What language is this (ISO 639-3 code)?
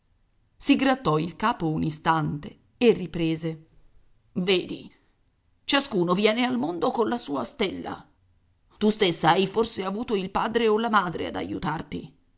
ita